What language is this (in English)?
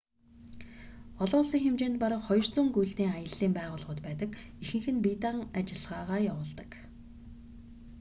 Mongolian